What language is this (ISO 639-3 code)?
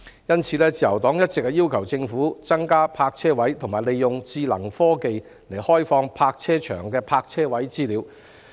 yue